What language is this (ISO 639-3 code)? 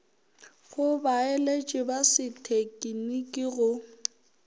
nso